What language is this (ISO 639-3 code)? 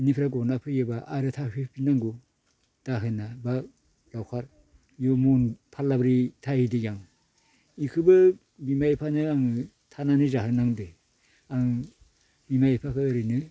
brx